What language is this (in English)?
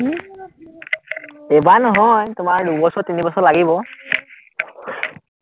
Assamese